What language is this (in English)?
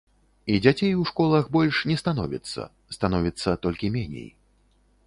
Belarusian